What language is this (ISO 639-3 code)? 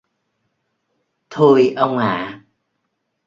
vie